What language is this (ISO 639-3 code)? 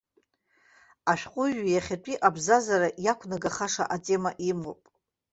abk